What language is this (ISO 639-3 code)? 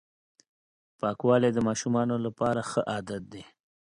pus